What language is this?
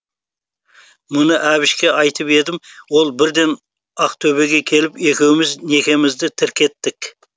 Kazakh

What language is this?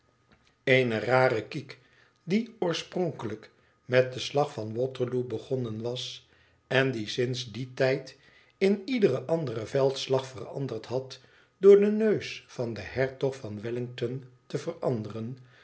Dutch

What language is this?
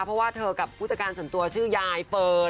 Thai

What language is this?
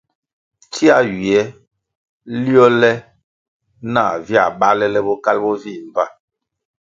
Kwasio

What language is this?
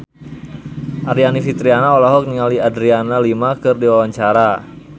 Sundanese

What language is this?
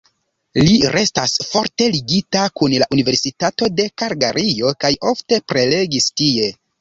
Esperanto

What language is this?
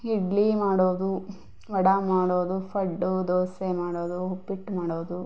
Kannada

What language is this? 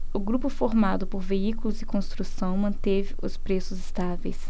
Portuguese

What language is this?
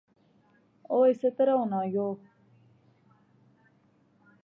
Pahari-Potwari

